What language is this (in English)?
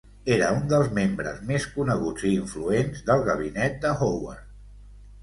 Catalan